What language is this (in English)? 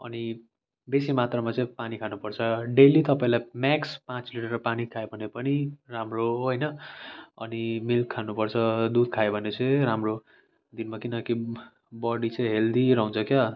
Nepali